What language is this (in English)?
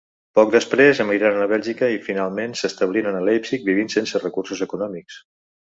Catalan